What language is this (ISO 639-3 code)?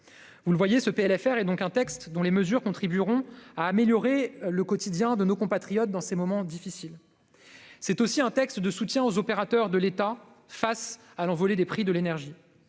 fra